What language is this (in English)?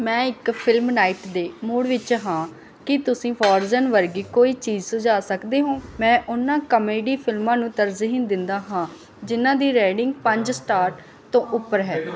Punjabi